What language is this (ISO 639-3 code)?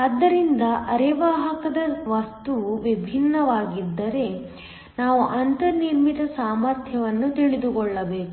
kan